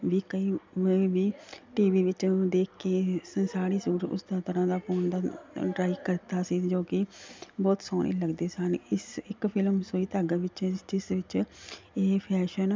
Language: Punjabi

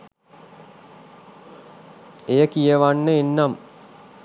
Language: Sinhala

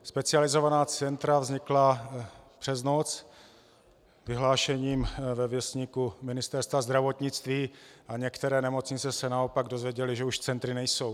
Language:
Czech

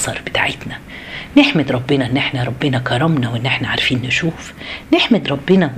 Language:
Arabic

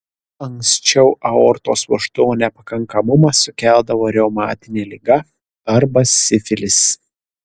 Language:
Lithuanian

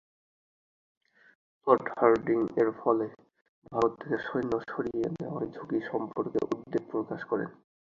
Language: Bangla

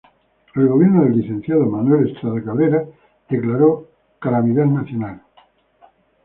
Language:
Spanish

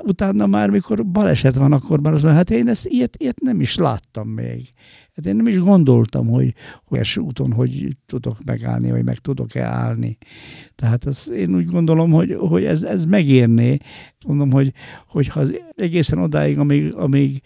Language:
Hungarian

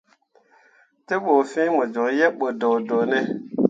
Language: Mundang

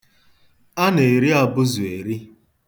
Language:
Igbo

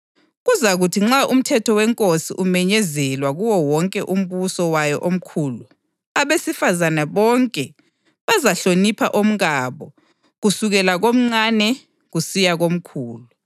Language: North Ndebele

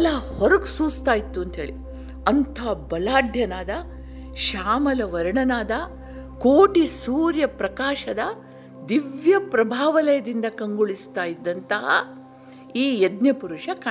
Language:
Kannada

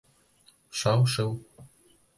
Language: Bashkir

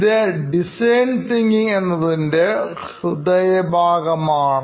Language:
Malayalam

